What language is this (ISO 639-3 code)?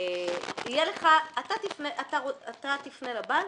heb